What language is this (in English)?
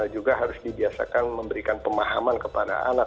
Indonesian